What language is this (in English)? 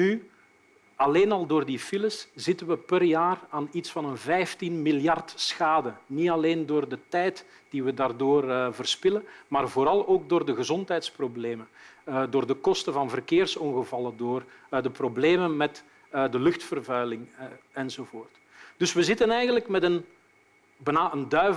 Dutch